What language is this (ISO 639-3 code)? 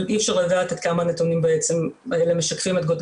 heb